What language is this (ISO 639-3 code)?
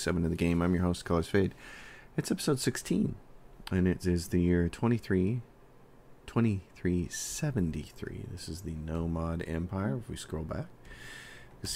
eng